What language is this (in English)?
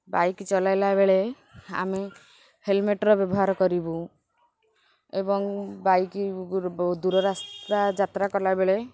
Odia